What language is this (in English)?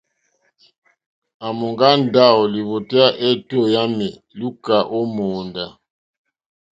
Mokpwe